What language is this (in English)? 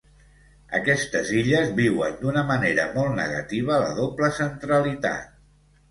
Catalan